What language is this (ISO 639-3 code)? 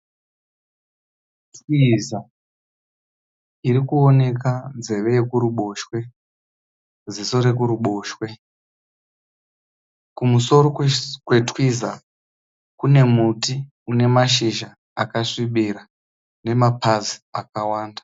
sna